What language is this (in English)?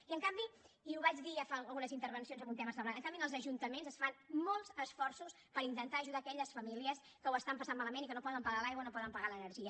Catalan